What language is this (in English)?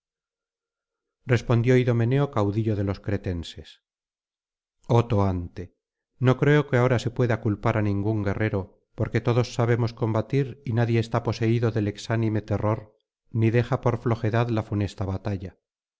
Spanish